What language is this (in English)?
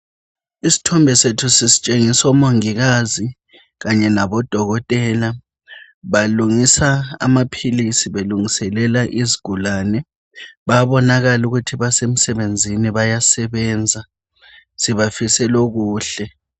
North Ndebele